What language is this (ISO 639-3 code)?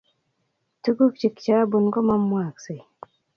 kln